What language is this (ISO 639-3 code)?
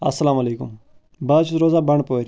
kas